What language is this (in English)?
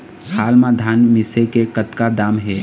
Chhattisgarhi